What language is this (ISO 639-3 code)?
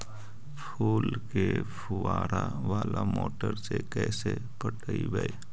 mag